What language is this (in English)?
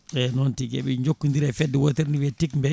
Fula